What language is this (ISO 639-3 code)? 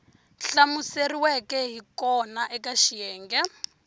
tso